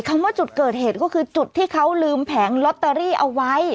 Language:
Thai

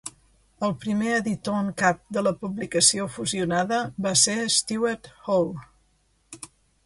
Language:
Catalan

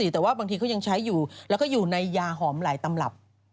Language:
Thai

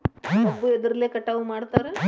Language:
Kannada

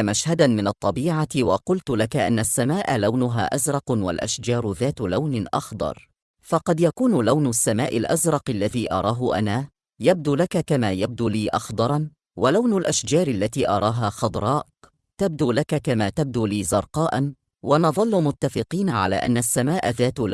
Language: Arabic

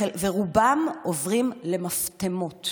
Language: Hebrew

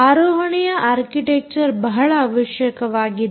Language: Kannada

